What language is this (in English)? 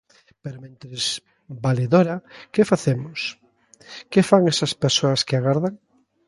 Galician